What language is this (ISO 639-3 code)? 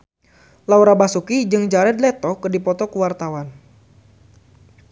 sun